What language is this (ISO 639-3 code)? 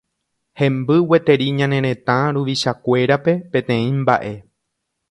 grn